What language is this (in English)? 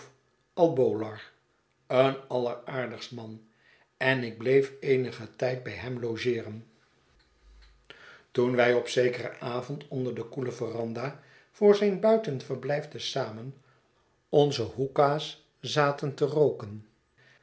Dutch